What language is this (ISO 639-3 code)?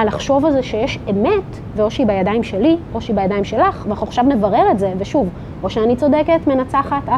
heb